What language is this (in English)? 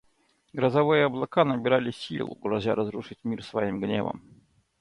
Russian